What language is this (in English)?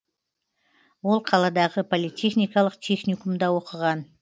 Kazakh